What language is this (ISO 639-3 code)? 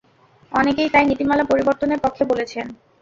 ben